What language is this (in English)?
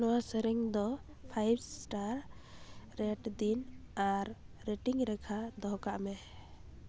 Santali